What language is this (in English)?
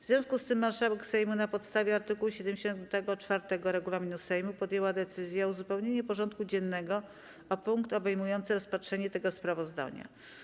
Polish